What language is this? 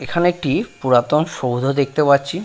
Bangla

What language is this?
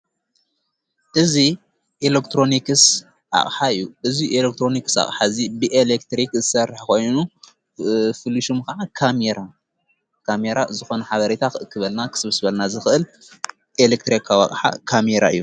Tigrinya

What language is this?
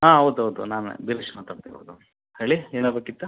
Kannada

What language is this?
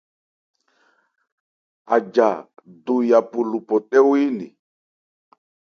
Ebrié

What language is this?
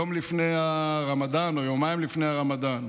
Hebrew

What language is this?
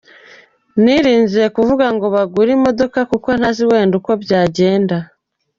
Kinyarwanda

